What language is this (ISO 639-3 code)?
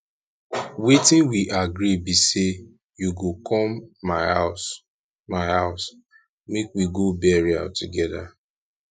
pcm